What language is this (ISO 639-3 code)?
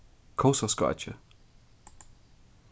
fao